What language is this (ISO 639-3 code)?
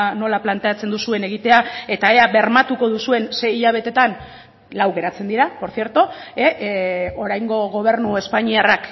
eus